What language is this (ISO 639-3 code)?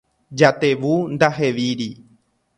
grn